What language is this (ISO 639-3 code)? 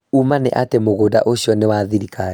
kik